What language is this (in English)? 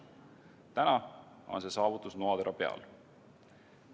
Estonian